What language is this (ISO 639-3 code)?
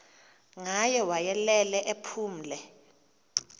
xho